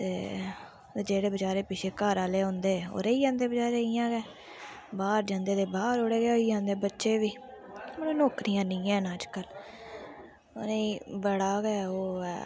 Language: Dogri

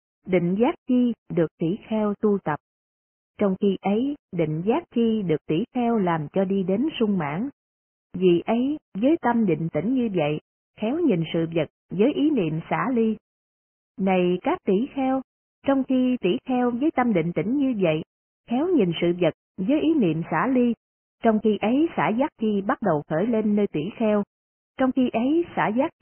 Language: Vietnamese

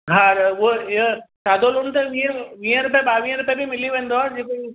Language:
Sindhi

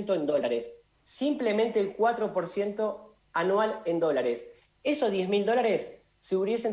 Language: Spanish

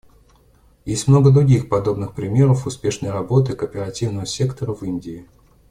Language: Russian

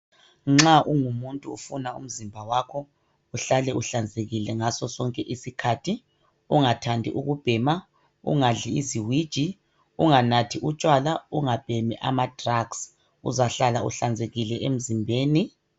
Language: North Ndebele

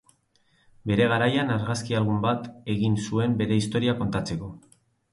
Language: Basque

